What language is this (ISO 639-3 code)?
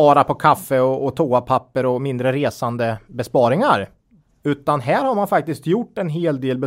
swe